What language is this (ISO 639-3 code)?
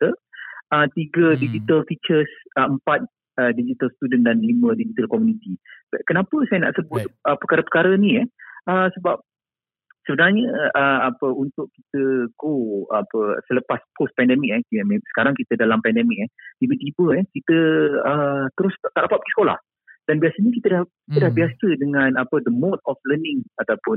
msa